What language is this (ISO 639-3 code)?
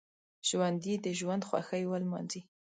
pus